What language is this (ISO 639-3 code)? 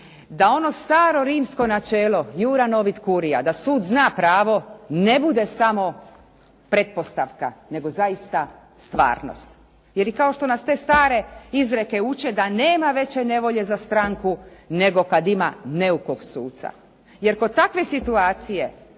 hrv